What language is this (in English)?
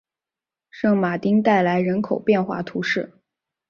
Chinese